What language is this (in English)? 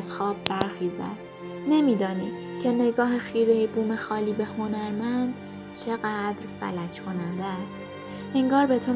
Persian